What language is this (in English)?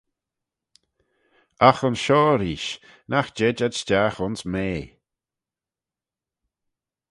Manx